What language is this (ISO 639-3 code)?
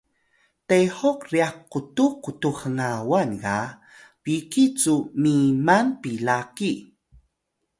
tay